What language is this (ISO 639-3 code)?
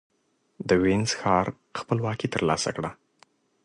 pus